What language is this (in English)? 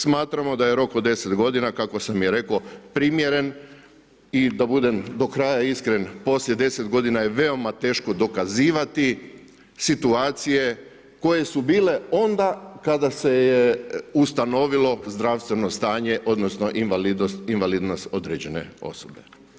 Croatian